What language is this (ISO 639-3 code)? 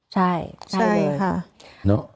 tha